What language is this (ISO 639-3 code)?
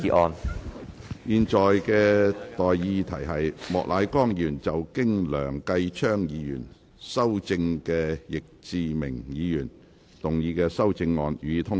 yue